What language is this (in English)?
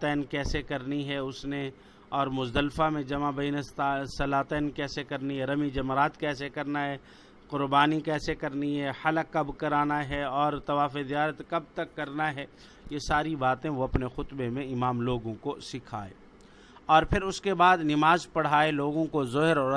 Urdu